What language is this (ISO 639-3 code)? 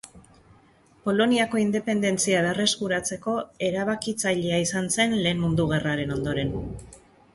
eus